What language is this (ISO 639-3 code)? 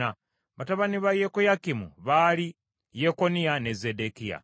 lug